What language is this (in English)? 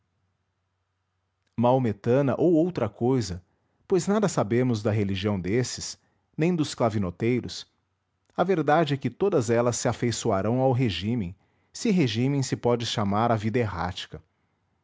Portuguese